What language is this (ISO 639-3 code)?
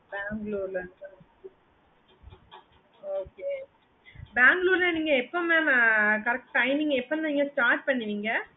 tam